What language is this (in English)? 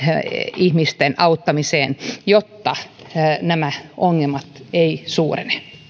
Finnish